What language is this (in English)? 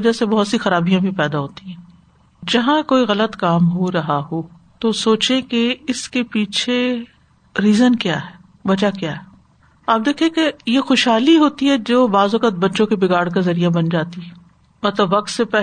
Urdu